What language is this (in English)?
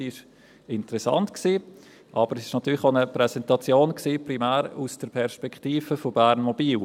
Swiss German